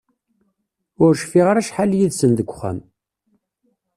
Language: Kabyle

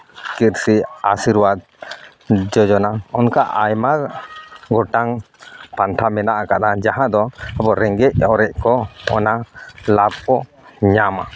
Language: Santali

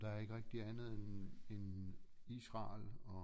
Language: Danish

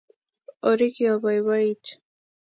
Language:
Kalenjin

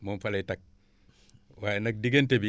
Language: Wolof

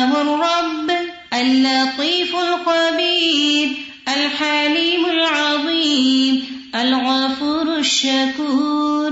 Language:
Urdu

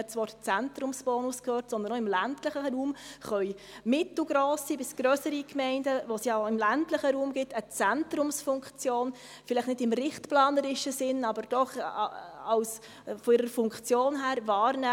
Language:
Swiss German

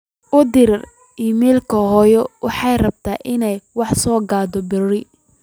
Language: Somali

